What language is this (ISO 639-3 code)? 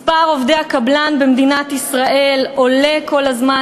heb